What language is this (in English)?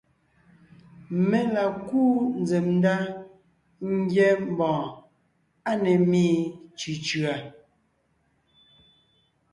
Ngiemboon